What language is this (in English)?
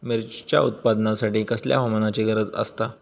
Marathi